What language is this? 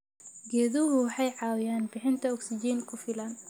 Somali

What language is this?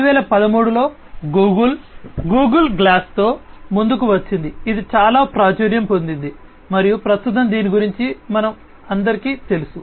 Telugu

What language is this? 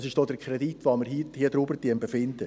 Swiss German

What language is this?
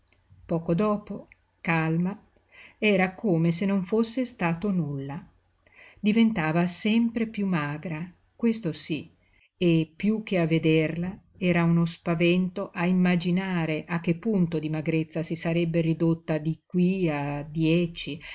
Italian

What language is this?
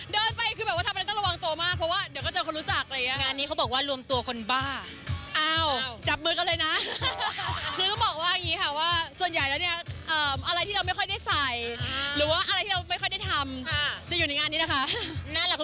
Thai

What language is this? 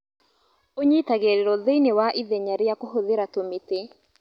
Kikuyu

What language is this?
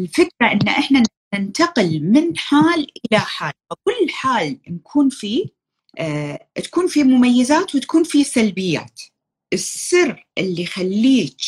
Arabic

